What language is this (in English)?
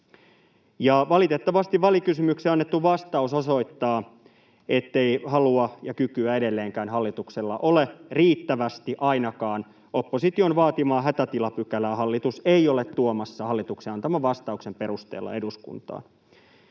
Finnish